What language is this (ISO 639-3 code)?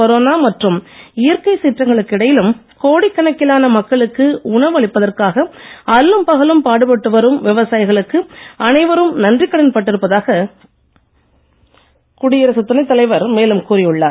tam